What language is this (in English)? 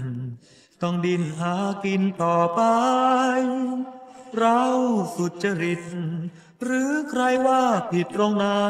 Thai